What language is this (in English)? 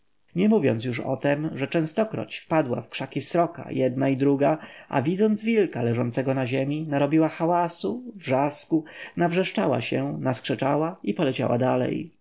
Polish